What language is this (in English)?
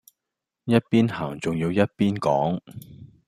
Cantonese